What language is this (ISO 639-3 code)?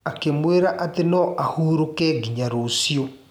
kik